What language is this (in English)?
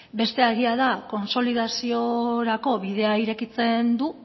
Basque